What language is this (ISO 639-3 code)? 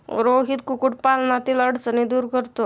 mar